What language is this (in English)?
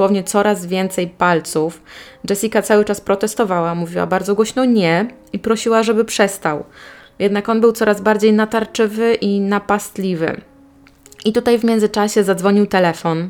Polish